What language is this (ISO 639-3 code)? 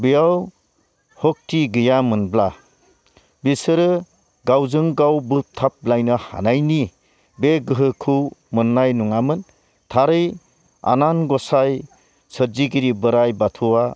brx